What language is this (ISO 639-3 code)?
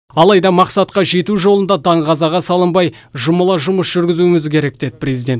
kaz